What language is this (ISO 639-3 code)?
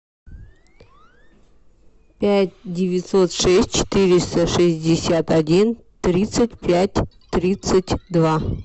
rus